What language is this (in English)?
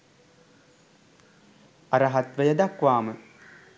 Sinhala